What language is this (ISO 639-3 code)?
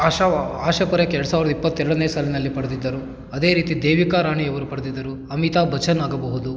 kan